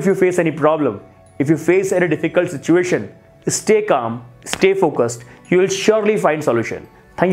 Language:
Hindi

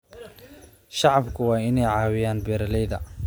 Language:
Somali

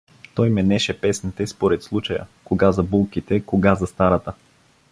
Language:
Bulgarian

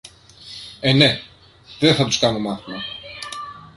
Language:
Greek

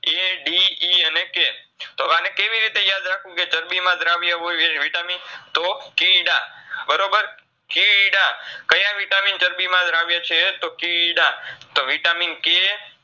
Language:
Gujarati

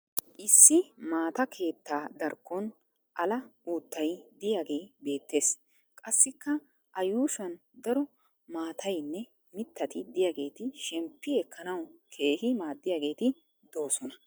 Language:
Wolaytta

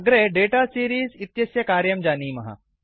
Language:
Sanskrit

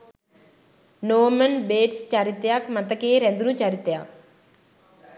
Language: Sinhala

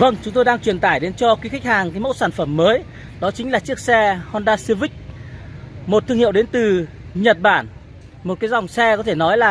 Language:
Vietnamese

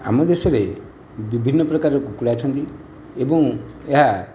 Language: Odia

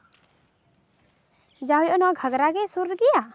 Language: Santali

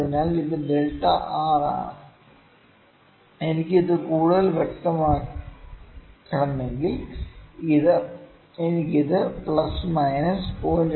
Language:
Malayalam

